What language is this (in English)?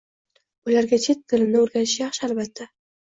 Uzbek